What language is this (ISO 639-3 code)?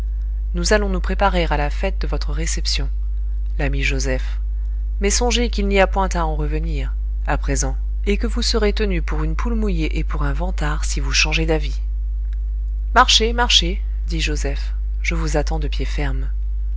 fra